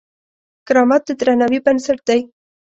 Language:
Pashto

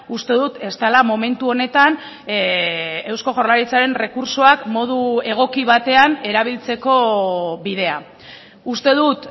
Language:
Basque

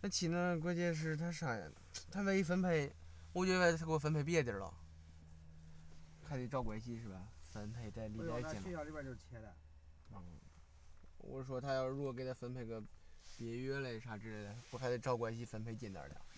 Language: Chinese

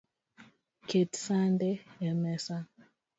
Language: Luo (Kenya and Tanzania)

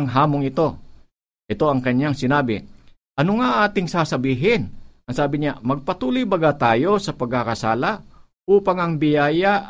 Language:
Filipino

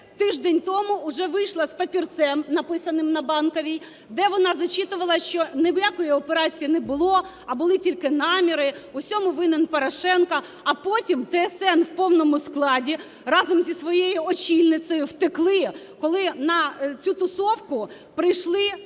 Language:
Ukrainian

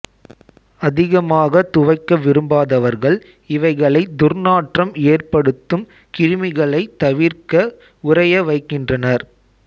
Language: Tamil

